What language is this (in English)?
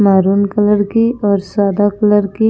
Hindi